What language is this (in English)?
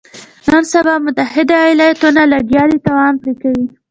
Pashto